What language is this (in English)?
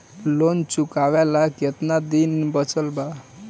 Bhojpuri